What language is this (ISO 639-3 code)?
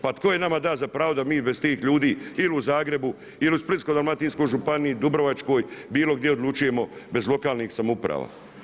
hrv